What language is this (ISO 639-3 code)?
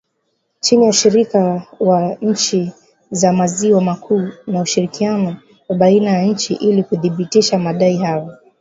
swa